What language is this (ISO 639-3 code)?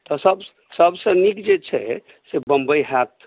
mai